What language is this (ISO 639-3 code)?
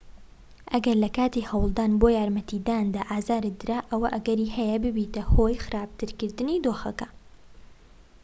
ckb